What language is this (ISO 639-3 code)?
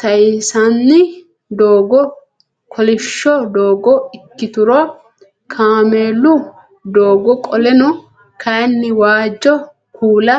sid